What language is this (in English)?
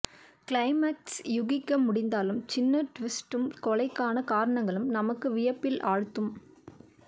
Tamil